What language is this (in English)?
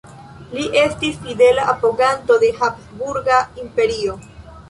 Esperanto